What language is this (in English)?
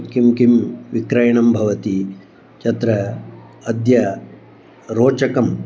Sanskrit